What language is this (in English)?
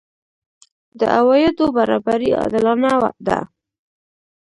Pashto